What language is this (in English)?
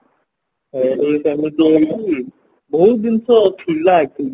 Odia